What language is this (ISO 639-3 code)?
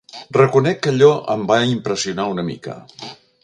cat